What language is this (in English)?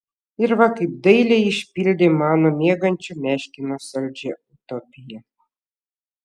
Lithuanian